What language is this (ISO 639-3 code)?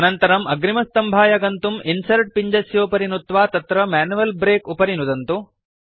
san